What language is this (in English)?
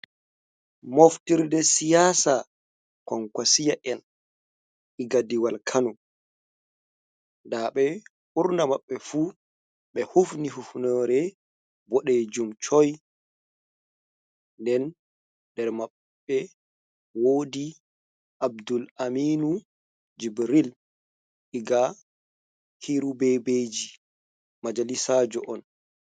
Fula